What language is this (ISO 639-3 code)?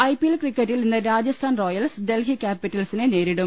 mal